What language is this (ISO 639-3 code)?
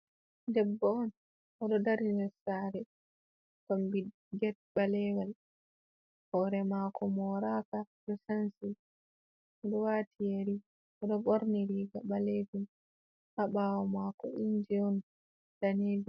ful